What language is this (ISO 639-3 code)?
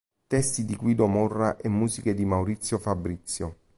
ita